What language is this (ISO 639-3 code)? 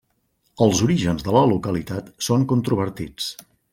cat